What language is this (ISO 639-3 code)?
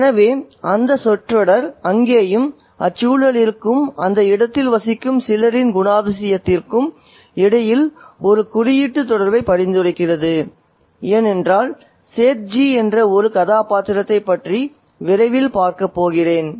tam